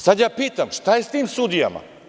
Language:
Serbian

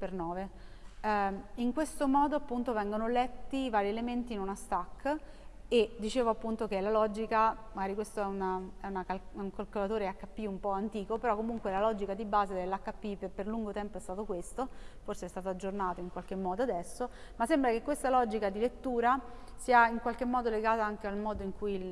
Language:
Italian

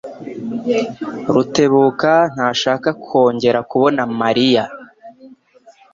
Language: Kinyarwanda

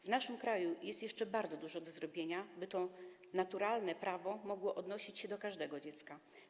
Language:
Polish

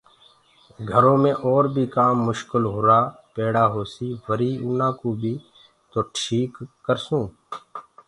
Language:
Gurgula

